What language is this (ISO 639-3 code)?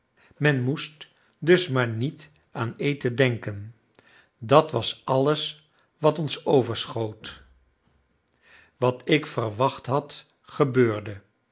nld